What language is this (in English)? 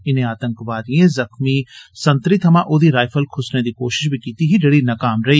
Dogri